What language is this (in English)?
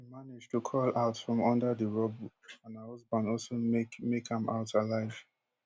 Nigerian Pidgin